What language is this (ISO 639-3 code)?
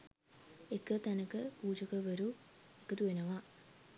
sin